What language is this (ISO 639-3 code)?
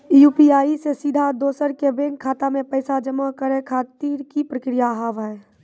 mai